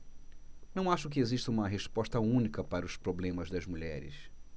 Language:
Portuguese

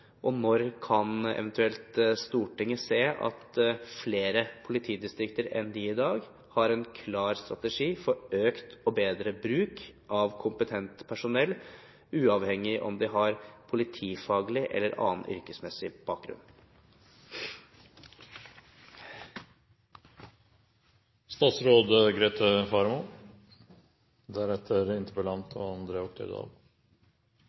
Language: Norwegian Bokmål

